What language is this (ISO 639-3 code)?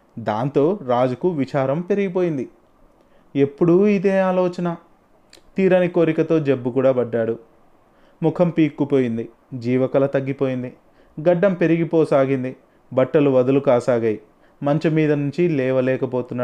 tel